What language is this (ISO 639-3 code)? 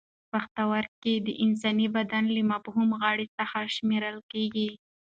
pus